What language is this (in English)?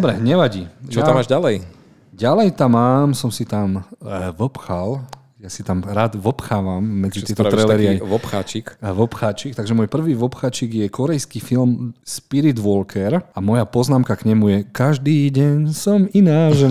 Slovak